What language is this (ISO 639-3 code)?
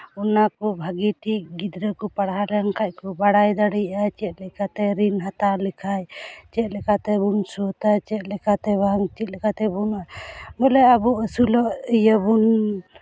sat